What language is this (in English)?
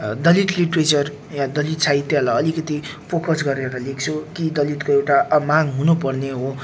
Nepali